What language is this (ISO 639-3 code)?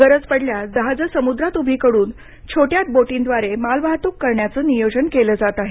mar